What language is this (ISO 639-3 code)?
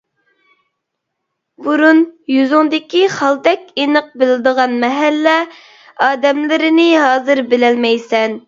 uig